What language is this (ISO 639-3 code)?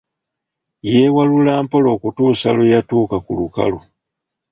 lug